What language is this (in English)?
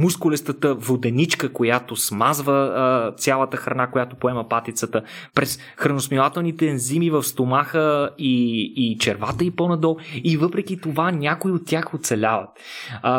Bulgarian